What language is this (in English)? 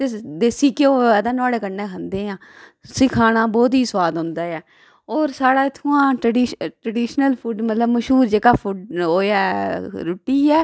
Dogri